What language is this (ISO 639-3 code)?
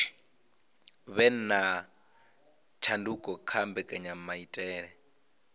ven